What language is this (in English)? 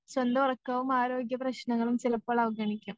Malayalam